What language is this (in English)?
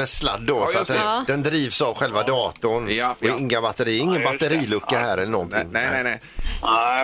Swedish